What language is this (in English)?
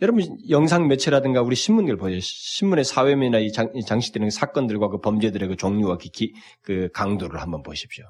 Korean